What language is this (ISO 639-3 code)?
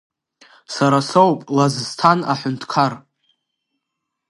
abk